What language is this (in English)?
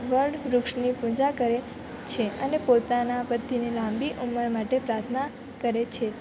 Gujarati